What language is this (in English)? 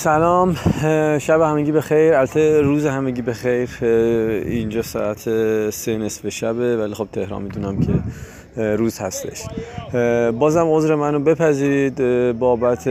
Persian